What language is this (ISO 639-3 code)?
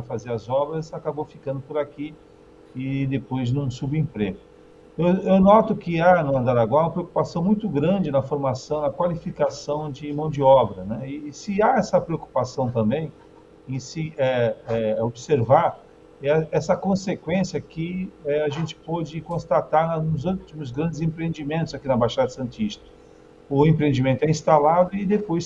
por